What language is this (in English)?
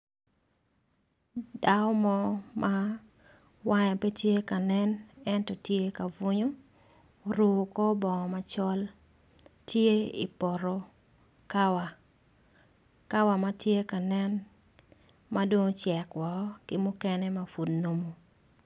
Acoli